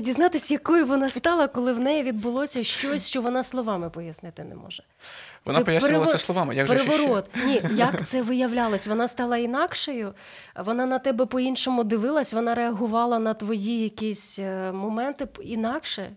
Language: Ukrainian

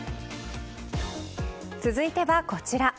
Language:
Japanese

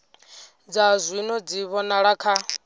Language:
Venda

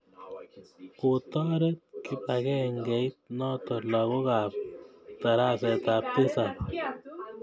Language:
Kalenjin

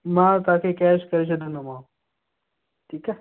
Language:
Sindhi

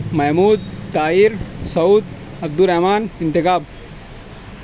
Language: Urdu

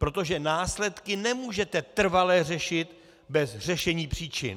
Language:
Czech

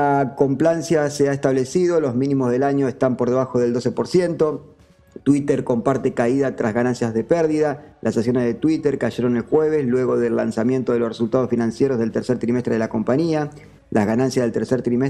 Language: Spanish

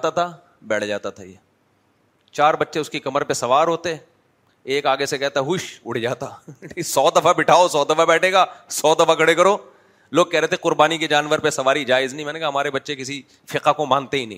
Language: Urdu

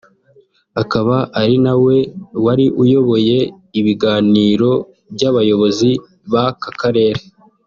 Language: Kinyarwanda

